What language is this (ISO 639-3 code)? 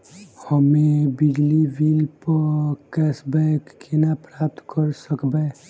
mai